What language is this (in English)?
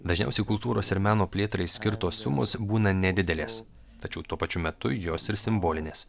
Lithuanian